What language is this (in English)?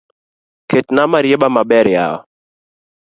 Luo (Kenya and Tanzania)